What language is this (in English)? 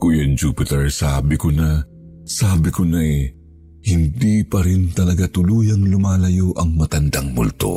Filipino